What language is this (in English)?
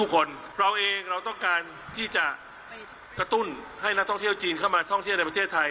Thai